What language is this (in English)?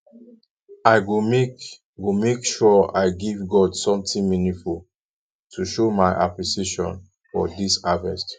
Nigerian Pidgin